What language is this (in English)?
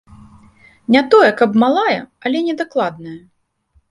Belarusian